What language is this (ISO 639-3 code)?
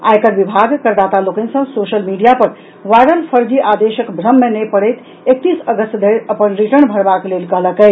mai